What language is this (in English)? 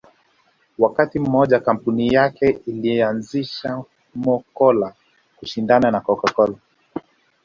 Swahili